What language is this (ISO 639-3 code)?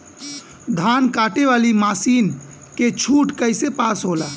bho